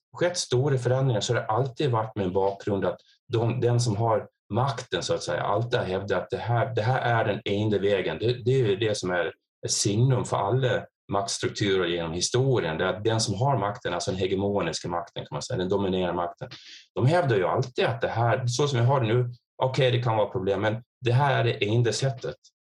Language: Swedish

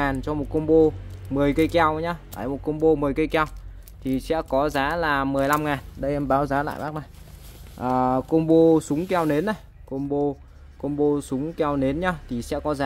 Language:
Vietnamese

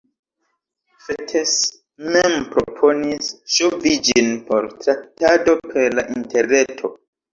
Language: Esperanto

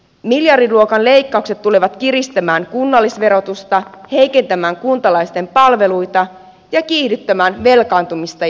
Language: Finnish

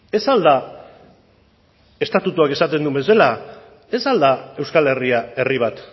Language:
Basque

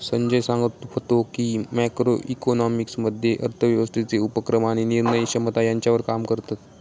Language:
Marathi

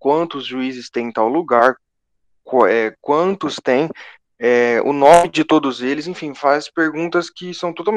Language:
Portuguese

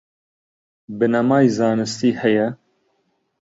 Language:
Central Kurdish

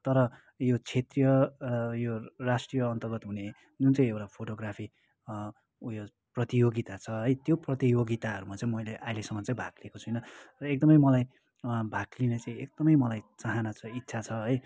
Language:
Nepali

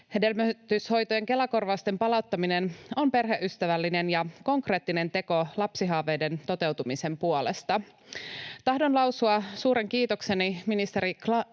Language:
Finnish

